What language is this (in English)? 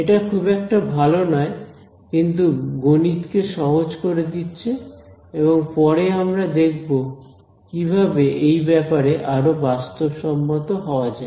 Bangla